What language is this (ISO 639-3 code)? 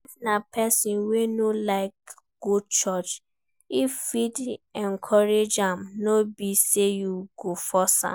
pcm